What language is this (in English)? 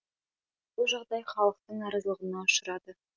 Kazakh